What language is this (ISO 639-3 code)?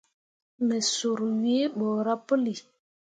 mua